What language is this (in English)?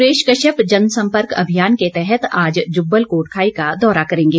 Hindi